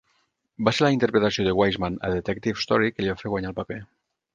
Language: Catalan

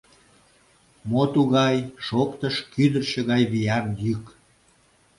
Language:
Mari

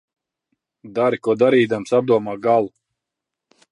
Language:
Latvian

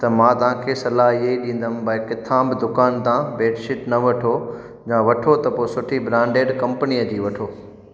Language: Sindhi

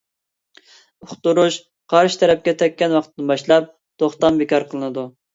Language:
Uyghur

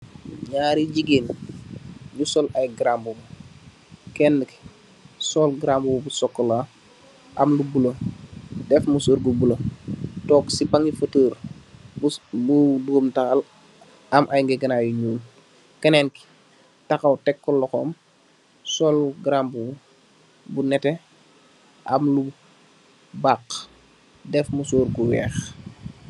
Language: Wolof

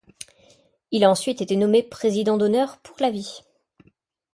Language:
French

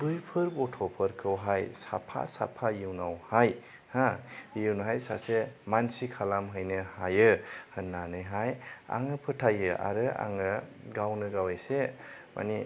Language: Bodo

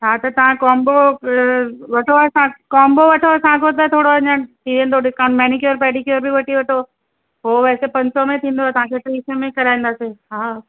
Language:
Sindhi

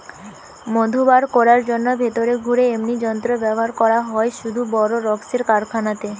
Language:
Bangla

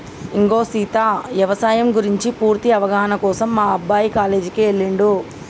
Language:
Telugu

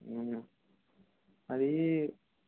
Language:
Telugu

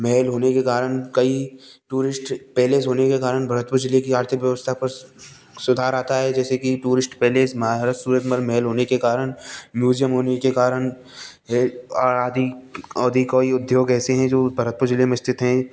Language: Hindi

